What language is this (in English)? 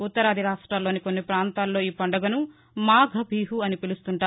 Telugu